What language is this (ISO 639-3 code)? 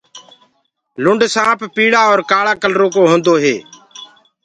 ggg